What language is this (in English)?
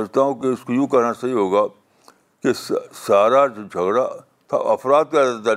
Urdu